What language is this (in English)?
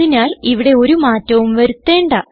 Malayalam